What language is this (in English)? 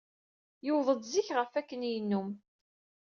Kabyle